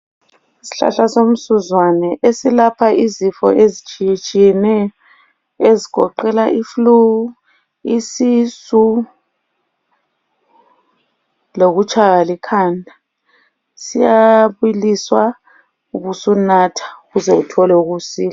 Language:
North Ndebele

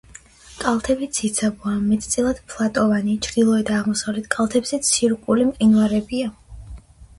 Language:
Georgian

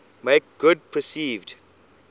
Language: English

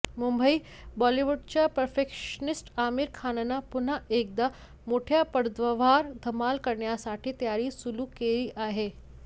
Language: Marathi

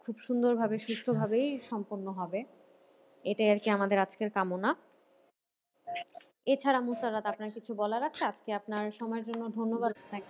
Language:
Bangla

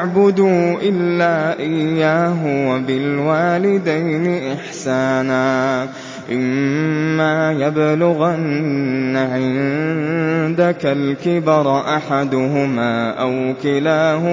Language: Arabic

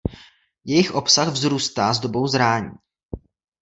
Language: Czech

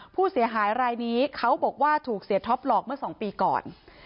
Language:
Thai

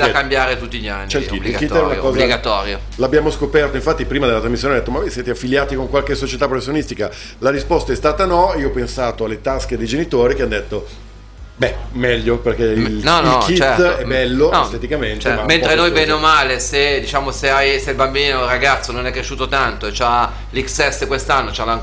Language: Italian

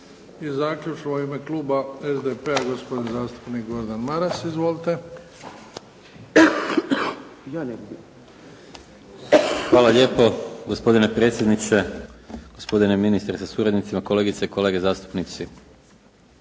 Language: Croatian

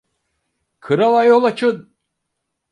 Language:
Turkish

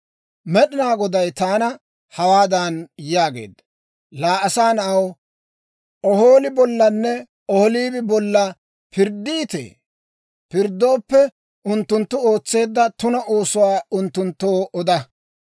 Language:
Dawro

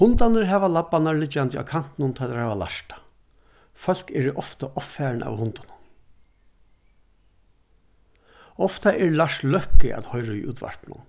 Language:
Faroese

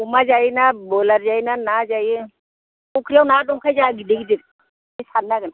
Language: Bodo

